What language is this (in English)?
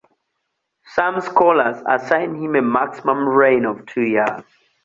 English